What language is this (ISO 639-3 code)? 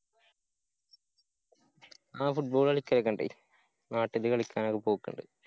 mal